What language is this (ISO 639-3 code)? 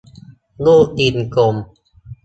tha